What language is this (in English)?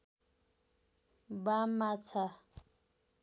Nepali